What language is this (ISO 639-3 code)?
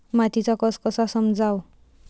mar